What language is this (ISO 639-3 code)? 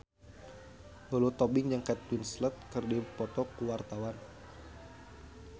sun